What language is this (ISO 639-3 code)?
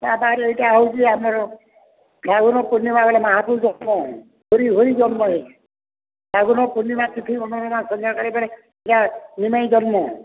ori